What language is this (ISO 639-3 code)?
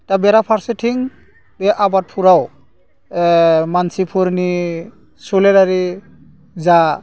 brx